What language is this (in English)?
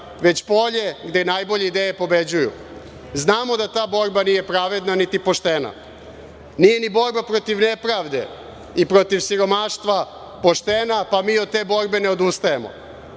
Serbian